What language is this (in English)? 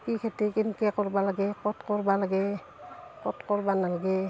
Assamese